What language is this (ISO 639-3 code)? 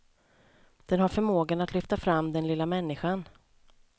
swe